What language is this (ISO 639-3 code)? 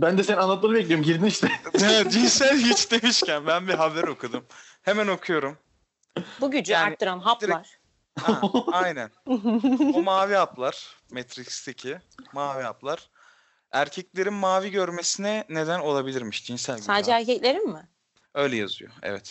tur